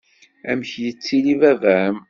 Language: Kabyle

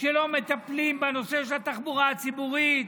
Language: Hebrew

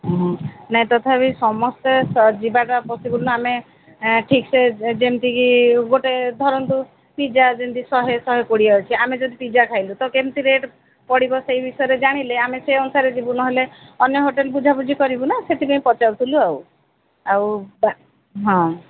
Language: Odia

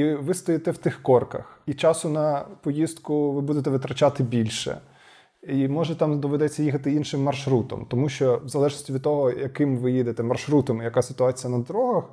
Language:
Ukrainian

